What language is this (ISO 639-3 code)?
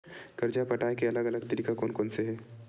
hne